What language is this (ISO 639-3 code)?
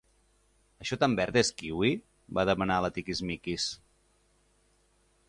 cat